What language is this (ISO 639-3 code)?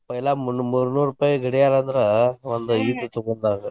kan